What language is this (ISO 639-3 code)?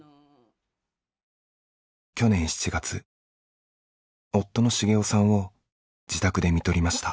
jpn